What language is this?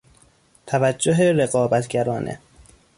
Persian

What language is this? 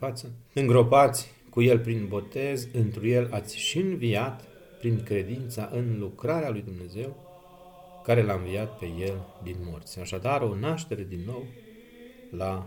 Romanian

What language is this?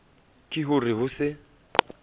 Southern Sotho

